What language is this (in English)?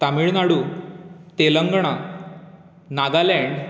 Konkani